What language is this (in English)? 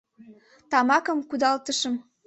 Mari